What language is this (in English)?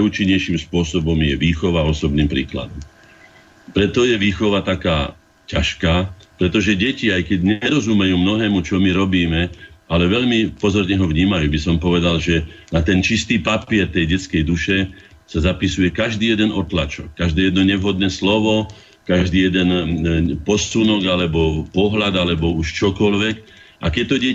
Slovak